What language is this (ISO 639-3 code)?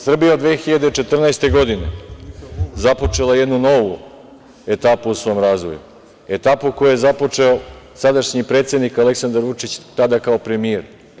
srp